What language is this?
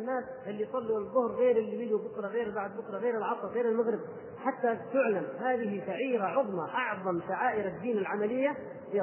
Arabic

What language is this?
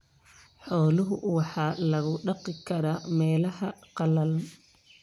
Somali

